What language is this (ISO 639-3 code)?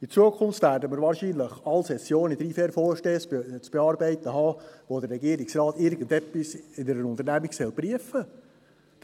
gsw